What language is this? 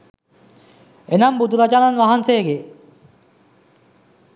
Sinhala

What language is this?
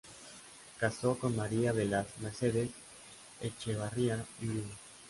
Spanish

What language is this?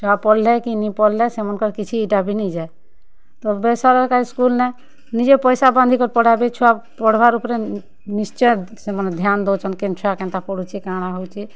Odia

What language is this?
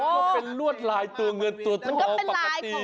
Thai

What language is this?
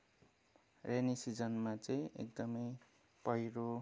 Nepali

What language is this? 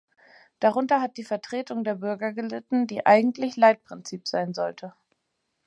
German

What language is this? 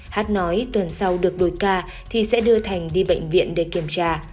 Vietnamese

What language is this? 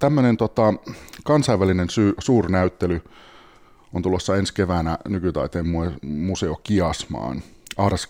Finnish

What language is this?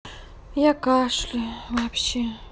Russian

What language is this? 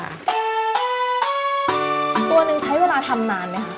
Thai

